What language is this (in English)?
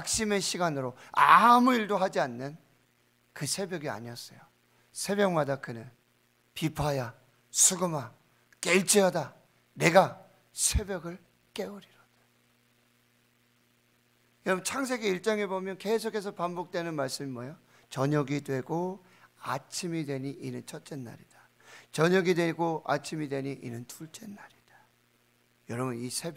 Korean